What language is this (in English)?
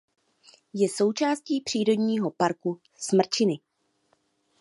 Czech